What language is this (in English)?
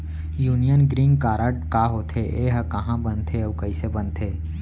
Chhattisgarhi